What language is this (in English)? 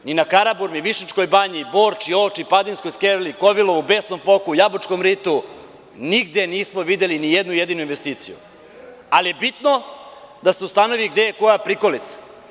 Serbian